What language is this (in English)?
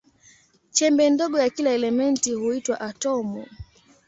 Swahili